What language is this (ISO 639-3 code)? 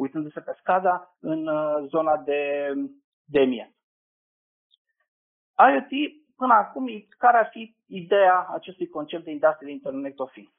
ron